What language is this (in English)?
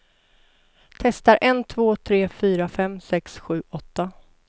Swedish